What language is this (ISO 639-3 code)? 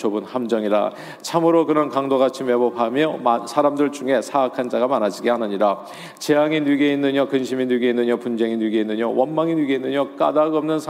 kor